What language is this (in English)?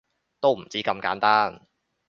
Cantonese